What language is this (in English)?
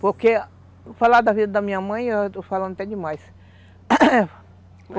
Portuguese